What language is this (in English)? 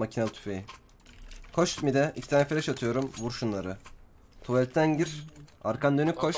Turkish